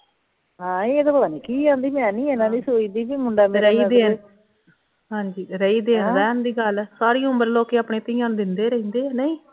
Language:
Punjabi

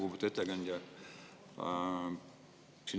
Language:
Estonian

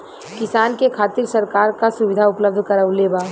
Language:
Bhojpuri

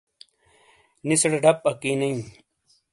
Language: Shina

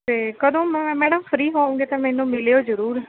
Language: Punjabi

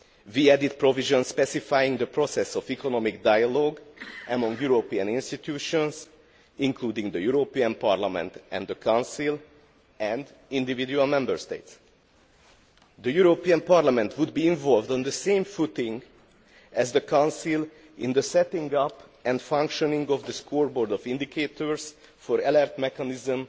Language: English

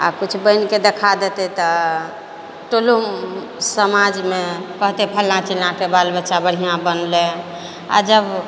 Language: Maithili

